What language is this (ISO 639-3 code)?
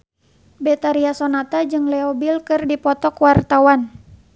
sun